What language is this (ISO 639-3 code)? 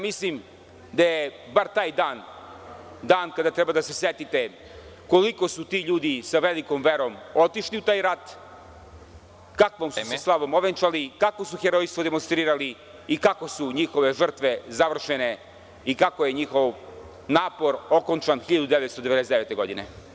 srp